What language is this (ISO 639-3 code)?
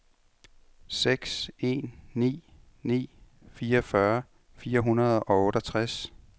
dan